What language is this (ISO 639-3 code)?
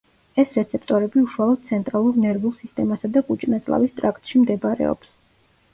kat